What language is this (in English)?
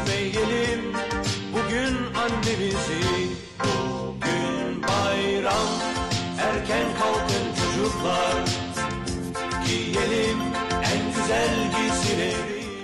Turkish